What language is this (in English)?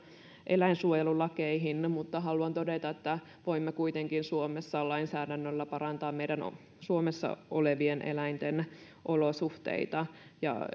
Finnish